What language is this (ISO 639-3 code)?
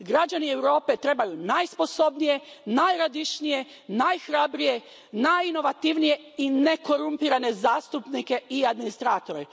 hrv